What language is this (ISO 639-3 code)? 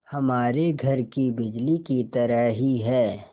hin